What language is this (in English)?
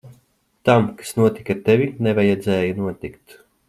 Latvian